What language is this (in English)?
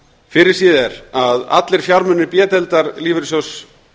Icelandic